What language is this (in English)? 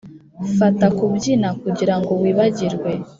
Kinyarwanda